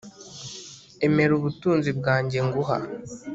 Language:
Kinyarwanda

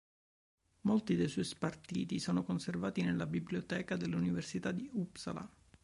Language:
Italian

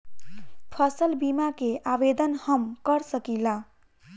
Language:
Bhojpuri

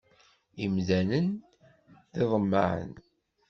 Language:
Kabyle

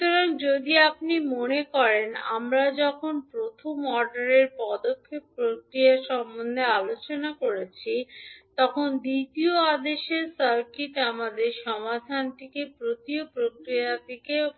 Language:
Bangla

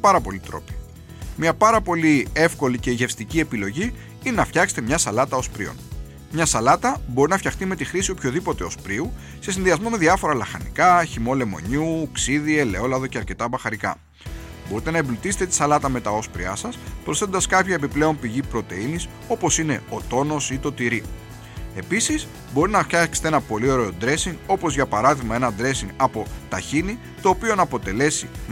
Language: Greek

